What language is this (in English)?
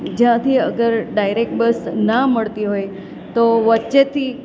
Gujarati